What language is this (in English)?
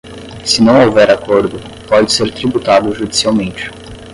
Portuguese